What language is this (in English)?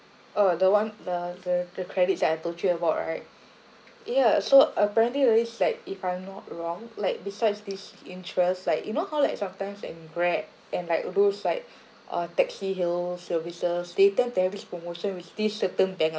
English